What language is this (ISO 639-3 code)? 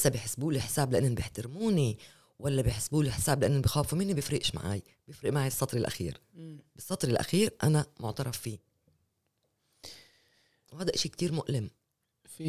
ara